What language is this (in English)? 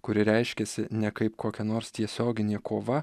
Lithuanian